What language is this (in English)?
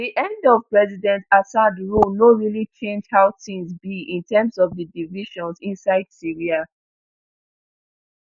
Nigerian Pidgin